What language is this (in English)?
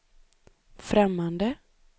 Swedish